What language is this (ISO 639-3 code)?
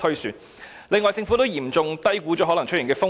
yue